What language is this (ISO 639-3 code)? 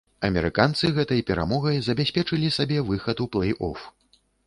bel